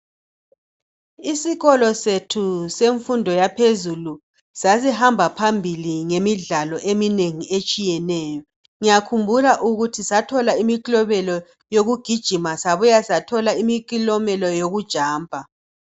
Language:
North Ndebele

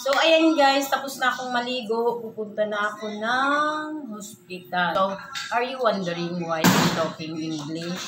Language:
Filipino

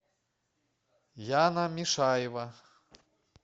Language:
Russian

